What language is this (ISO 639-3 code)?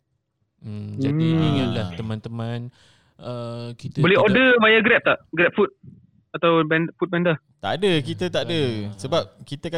msa